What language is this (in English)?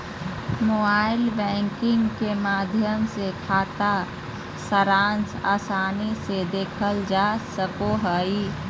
Magahi